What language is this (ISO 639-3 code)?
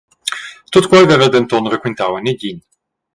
roh